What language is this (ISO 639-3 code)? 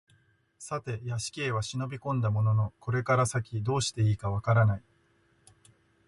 jpn